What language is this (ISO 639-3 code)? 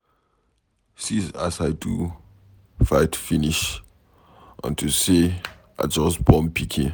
pcm